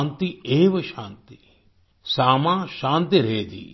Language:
Hindi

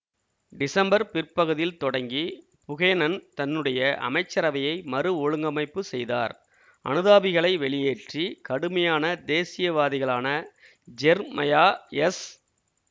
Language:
Tamil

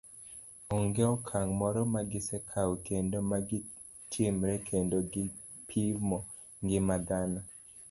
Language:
Luo (Kenya and Tanzania)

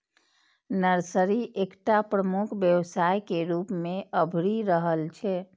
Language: Maithili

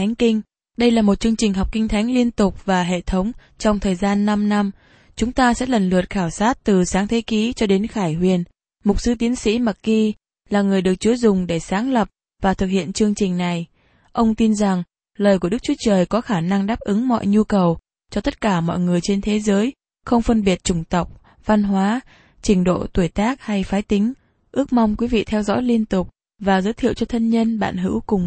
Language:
Vietnamese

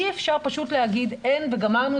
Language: Hebrew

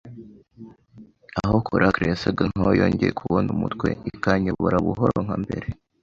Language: Kinyarwanda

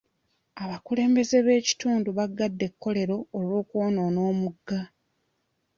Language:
Ganda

